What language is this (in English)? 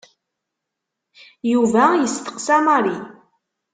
Kabyle